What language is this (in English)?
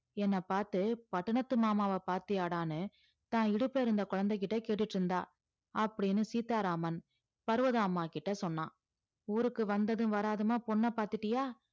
Tamil